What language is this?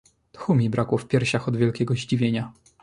Polish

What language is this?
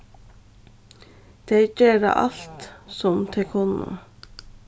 Faroese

